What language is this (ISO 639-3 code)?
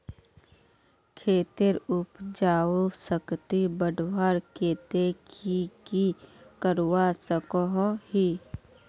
mag